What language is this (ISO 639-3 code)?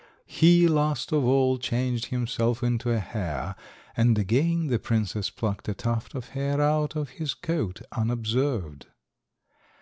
eng